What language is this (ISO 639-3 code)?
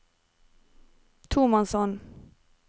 nor